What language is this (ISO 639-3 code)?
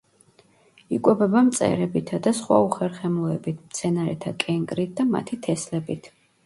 kat